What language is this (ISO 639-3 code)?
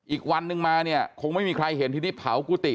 tha